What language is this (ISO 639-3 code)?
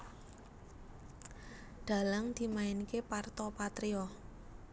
jav